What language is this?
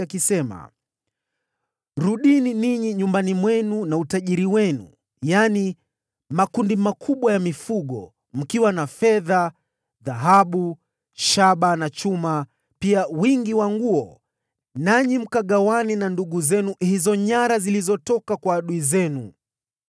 Swahili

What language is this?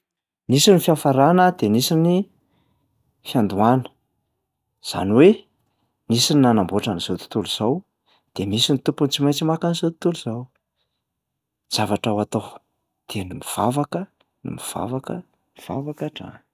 Malagasy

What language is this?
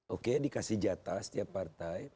Indonesian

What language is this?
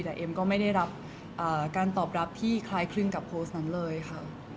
Thai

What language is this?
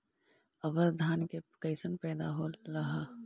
Magahi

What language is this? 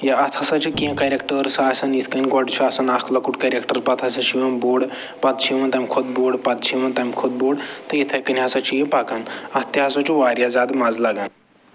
Kashmiri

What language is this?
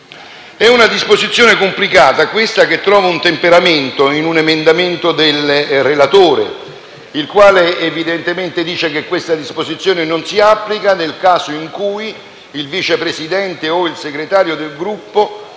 Italian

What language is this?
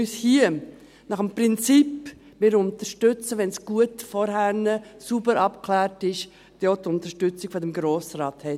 Swiss German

